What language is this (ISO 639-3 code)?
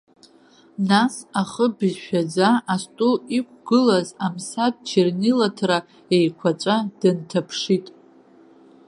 abk